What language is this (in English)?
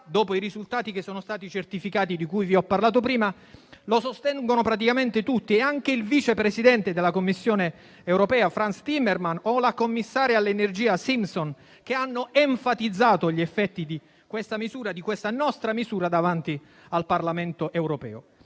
Italian